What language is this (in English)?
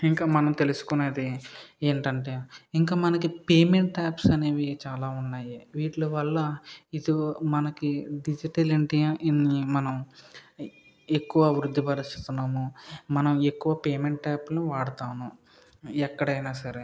Telugu